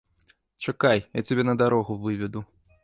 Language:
Belarusian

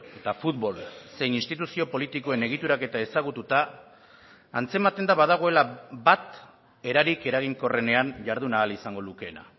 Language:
Basque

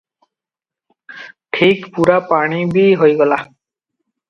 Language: Odia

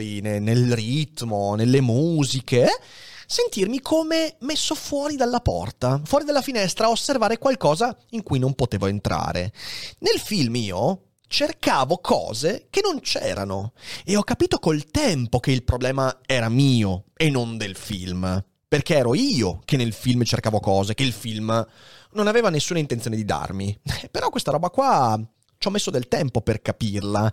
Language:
Italian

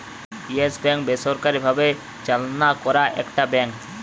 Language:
Bangla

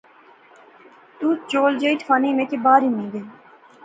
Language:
Pahari-Potwari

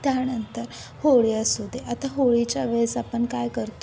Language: Marathi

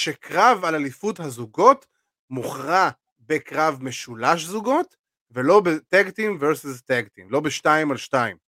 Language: Hebrew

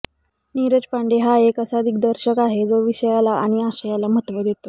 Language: Marathi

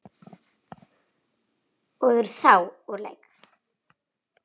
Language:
Icelandic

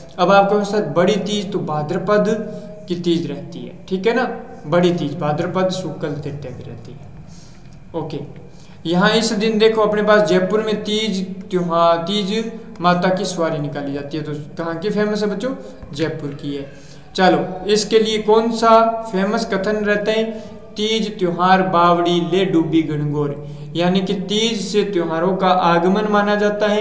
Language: Hindi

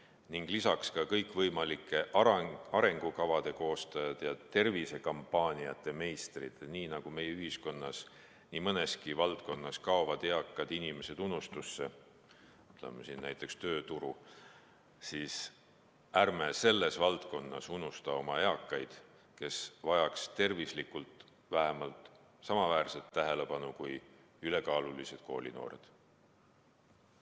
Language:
Estonian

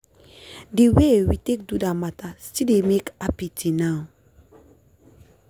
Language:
Nigerian Pidgin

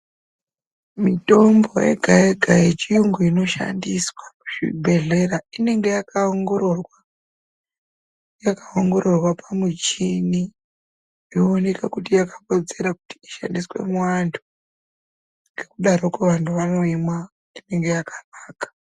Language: Ndau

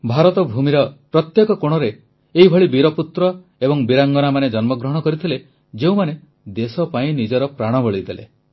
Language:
Odia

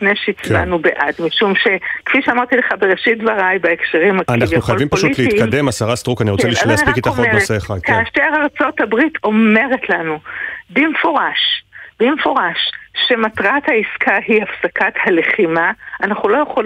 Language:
Hebrew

